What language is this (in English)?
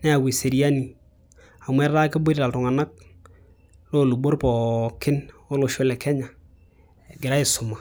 Masai